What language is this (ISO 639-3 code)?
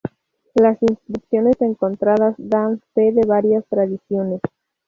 spa